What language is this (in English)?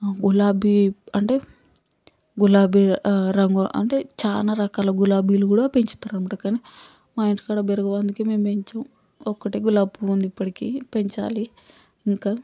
Telugu